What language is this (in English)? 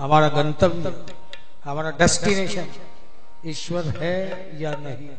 Hindi